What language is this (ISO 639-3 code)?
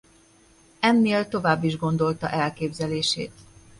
hun